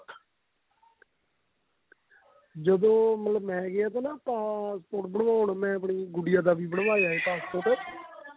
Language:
Punjabi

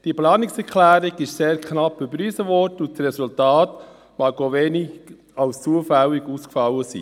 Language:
Swiss German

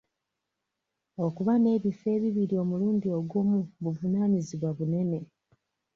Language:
Ganda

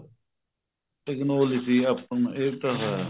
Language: Punjabi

